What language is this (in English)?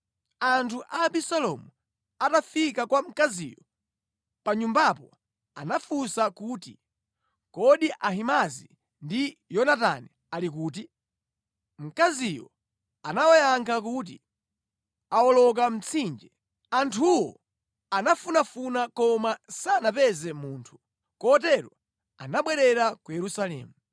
Nyanja